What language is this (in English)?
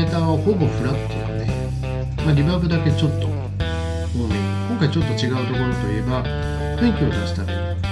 Japanese